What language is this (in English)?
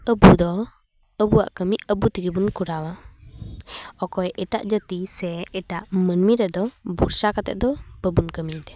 Santali